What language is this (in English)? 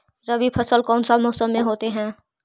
Magahi